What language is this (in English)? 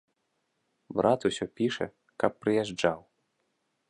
Belarusian